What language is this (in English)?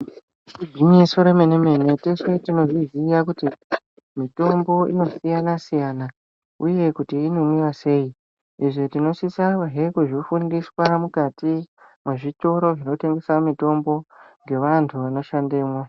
Ndau